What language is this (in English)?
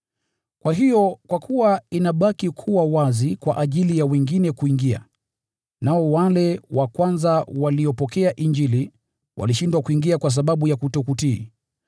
Swahili